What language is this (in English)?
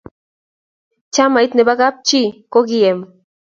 Kalenjin